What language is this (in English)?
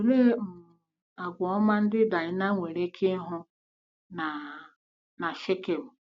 Igbo